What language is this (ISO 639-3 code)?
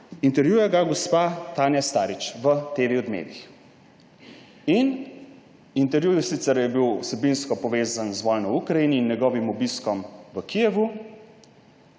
slv